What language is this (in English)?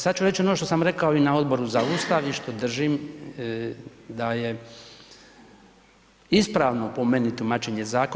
Croatian